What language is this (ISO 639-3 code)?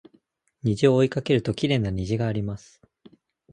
jpn